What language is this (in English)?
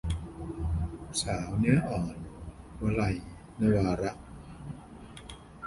Thai